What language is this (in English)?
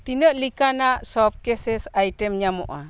Santali